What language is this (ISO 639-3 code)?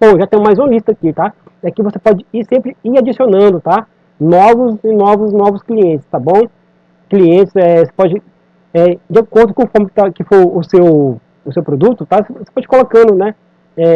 por